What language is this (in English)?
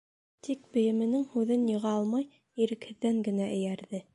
Bashkir